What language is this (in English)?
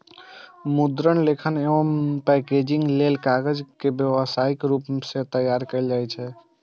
Maithili